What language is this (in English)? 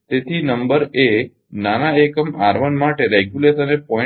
Gujarati